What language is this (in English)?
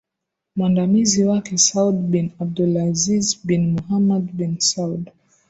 Swahili